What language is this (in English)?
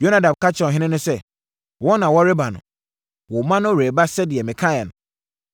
Akan